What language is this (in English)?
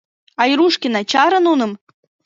Mari